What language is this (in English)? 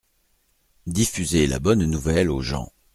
French